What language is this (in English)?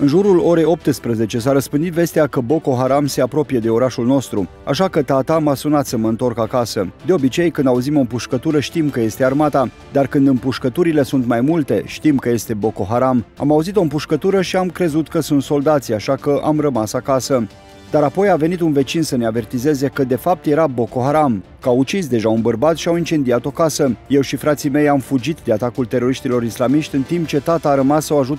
Romanian